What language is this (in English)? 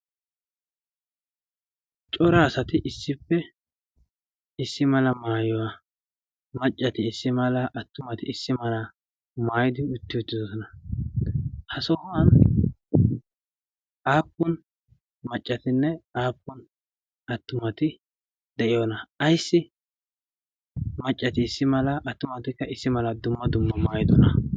Wolaytta